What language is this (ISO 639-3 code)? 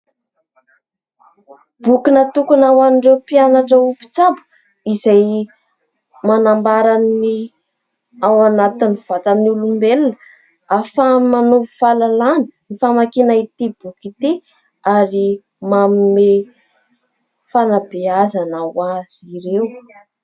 mlg